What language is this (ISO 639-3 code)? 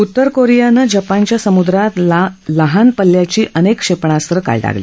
mar